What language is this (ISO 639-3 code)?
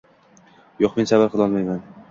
uzb